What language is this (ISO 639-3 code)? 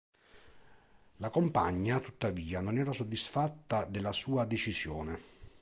ita